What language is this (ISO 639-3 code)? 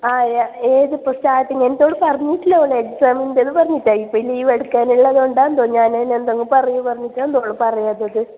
mal